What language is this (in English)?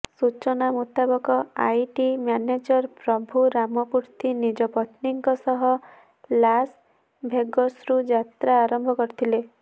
Odia